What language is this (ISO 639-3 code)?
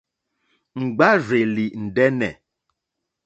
bri